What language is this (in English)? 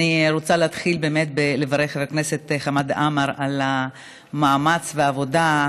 Hebrew